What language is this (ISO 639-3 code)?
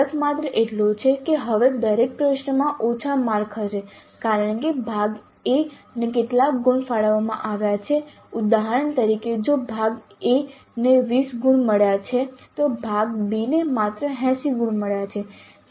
guj